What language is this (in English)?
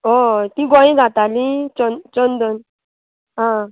Konkani